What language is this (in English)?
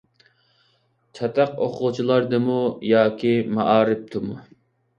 Uyghur